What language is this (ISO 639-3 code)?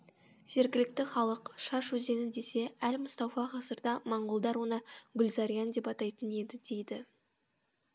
kaz